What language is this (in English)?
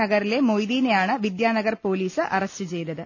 Malayalam